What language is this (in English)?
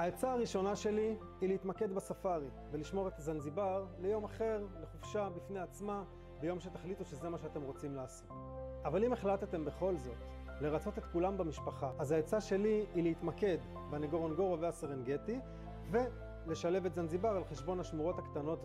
Hebrew